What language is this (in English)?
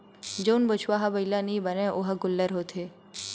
Chhattisgarhi